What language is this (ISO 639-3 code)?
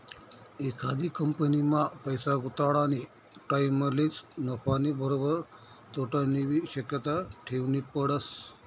mar